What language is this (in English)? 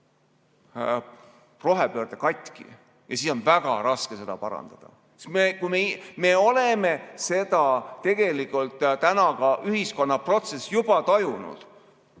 Estonian